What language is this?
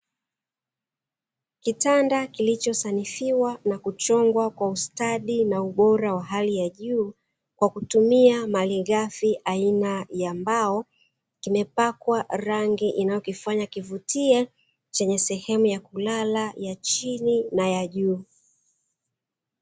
Swahili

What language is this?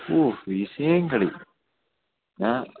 Malayalam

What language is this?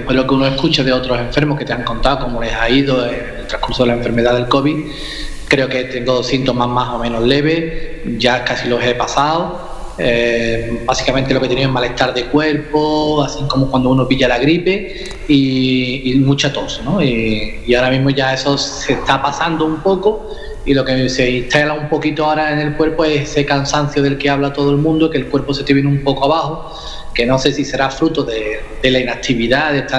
Spanish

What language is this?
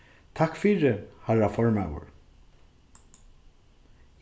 Faroese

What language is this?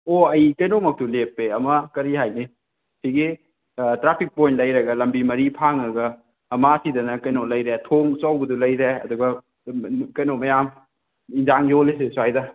Manipuri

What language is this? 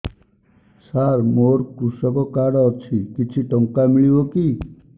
Odia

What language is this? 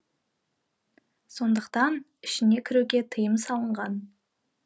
Kazakh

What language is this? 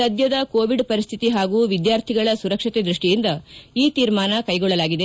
Kannada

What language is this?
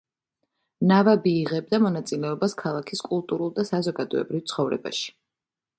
Georgian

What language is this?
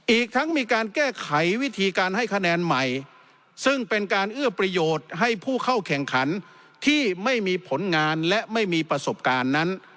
Thai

